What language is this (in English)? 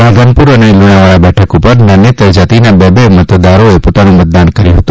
Gujarati